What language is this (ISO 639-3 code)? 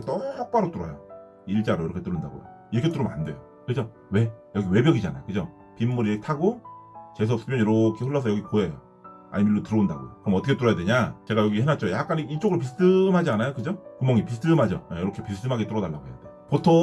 kor